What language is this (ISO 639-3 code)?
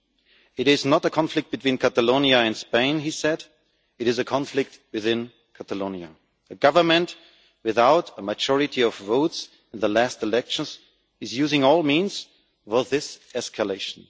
eng